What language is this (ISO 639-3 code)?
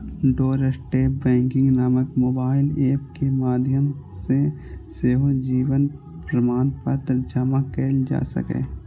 mai